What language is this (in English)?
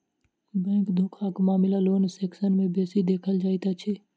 Maithili